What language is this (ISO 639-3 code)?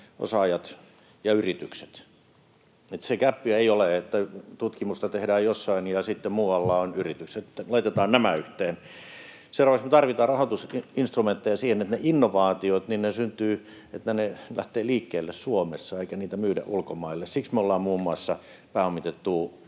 fin